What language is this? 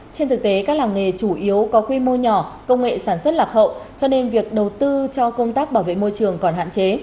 Vietnamese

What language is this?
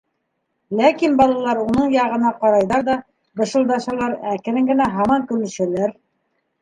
Bashkir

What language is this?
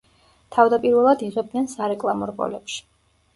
Georgian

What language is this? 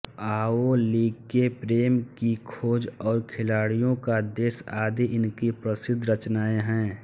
Hindi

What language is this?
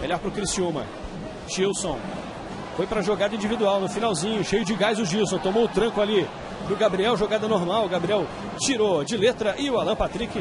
Portuguese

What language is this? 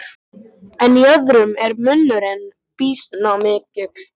Icelandic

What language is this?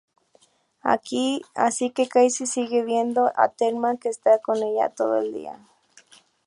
Spanish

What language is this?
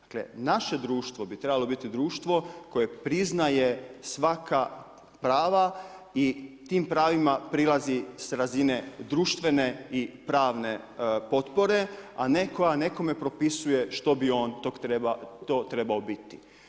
Croatian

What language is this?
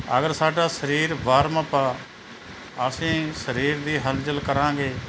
Punjabi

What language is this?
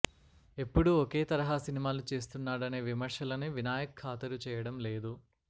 Telugu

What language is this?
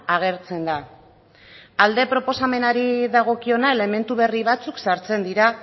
Basque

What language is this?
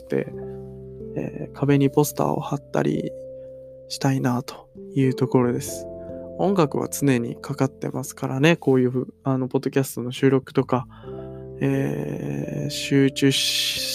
Japanese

